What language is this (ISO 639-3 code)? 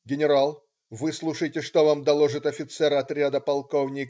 rus